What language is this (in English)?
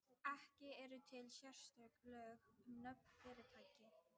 Icelandic